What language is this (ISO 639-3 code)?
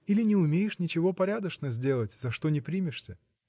rus